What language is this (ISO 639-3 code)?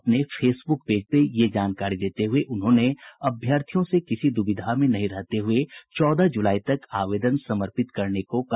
hin